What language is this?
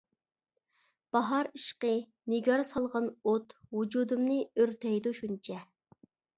Uyghur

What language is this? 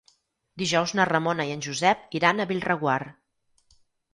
Catalan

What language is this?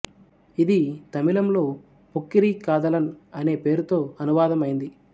Telugu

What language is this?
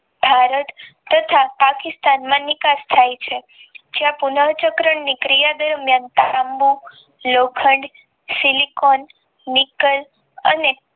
Gujarati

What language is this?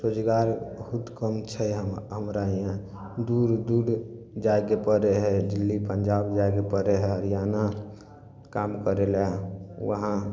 Maithili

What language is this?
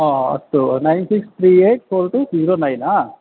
Sanskrit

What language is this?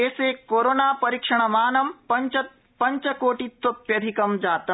Sanskrit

